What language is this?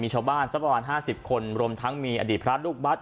Thai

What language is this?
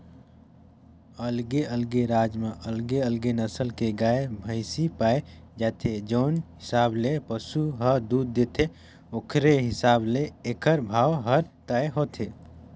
Chhattisgarhi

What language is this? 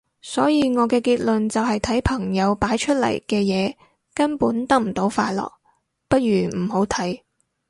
Cantonese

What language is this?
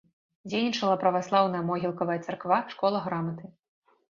Belarusian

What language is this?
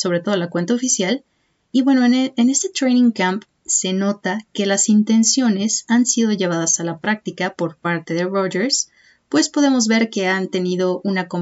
Spanish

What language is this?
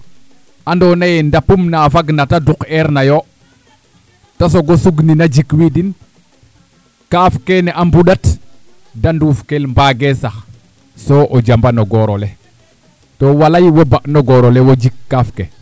Serer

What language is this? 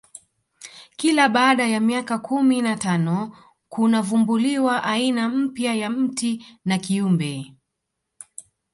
Swahili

